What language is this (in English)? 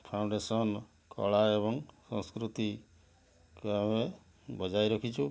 Odia